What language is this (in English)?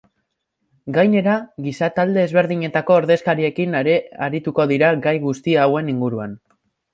Basque